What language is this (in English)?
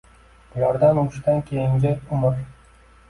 Uzbek